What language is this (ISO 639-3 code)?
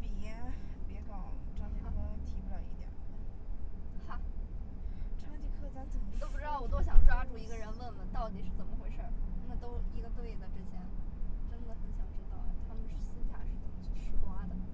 zho